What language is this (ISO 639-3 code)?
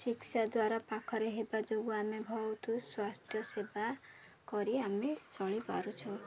ori